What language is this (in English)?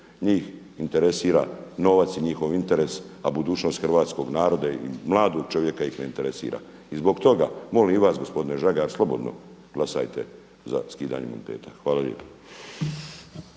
Croatian